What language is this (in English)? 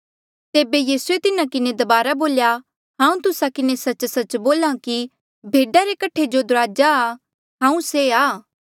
Mandeali